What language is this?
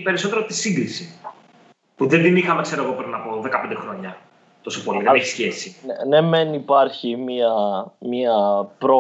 Greek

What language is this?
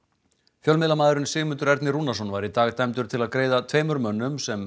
Icelandic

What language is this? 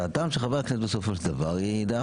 Hebrew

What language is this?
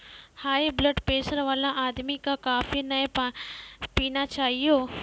Maithili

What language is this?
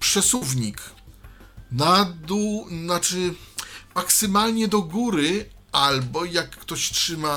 Polish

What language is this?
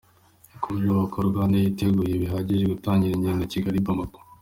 Kinyarwanda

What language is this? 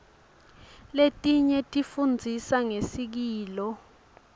Swati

